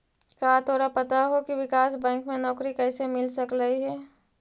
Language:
Magahi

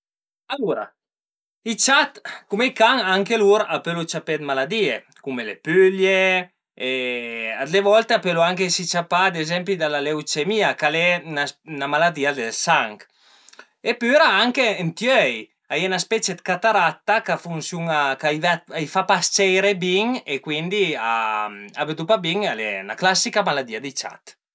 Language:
Piedmontese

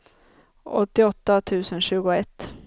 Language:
Swedish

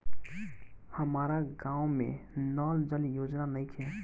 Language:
Bhojpuri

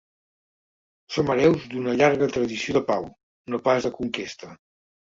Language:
Catalan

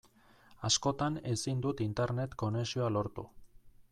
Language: Basque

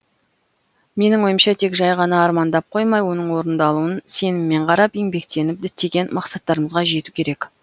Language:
Kazakh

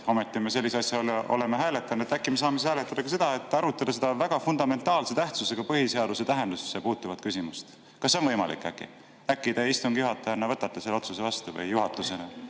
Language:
Estonian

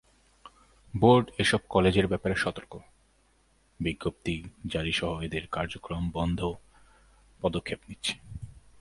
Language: Bangla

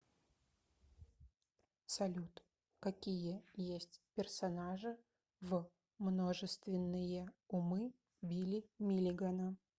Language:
Russian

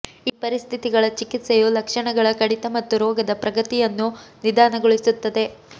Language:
Kannada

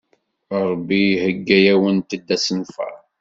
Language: Kabyle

